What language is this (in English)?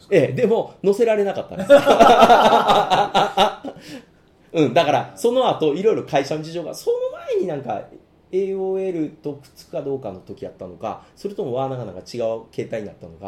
Japanese